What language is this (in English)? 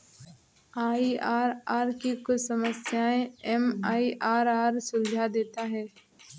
Hindi